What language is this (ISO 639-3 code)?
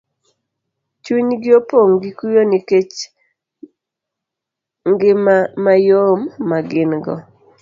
luo